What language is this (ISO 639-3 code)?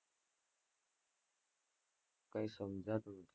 guj